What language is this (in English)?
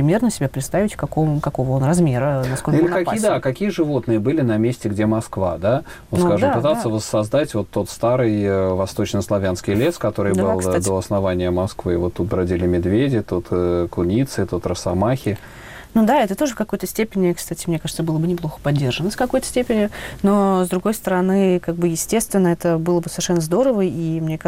Russian